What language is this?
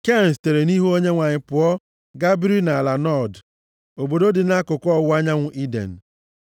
Igbo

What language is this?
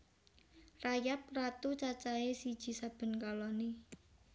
Javanese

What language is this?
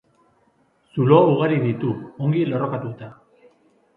Basque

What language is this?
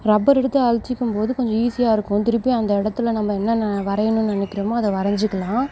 Tamil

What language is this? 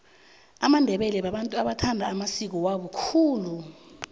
South Ndebele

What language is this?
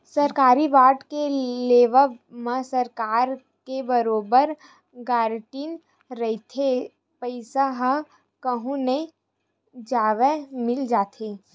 Chhattisgarhi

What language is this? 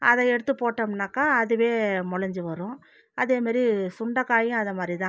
Tamil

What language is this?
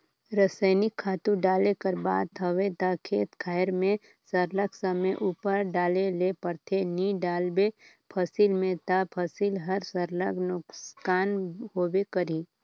Chhattisgarhi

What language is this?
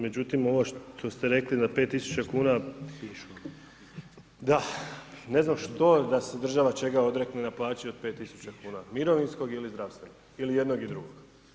Croatian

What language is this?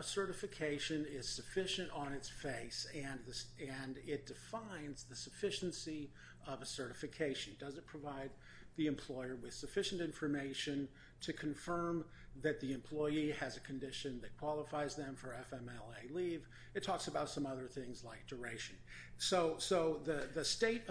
English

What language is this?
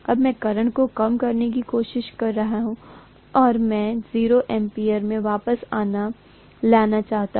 Hindi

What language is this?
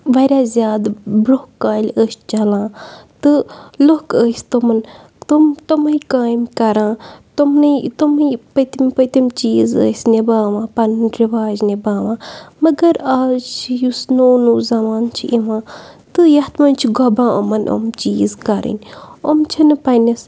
Kashmiri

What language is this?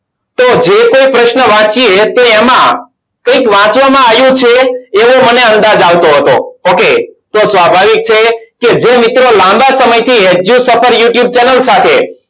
Gujarati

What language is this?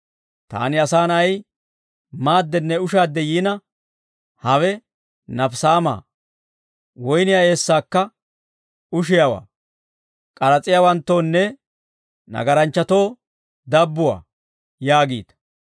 Dawro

